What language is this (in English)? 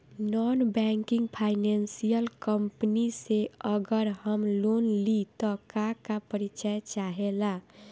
Bhojpuri